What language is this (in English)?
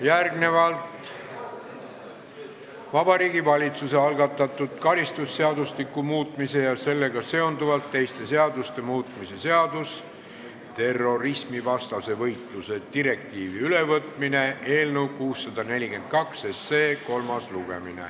Estonian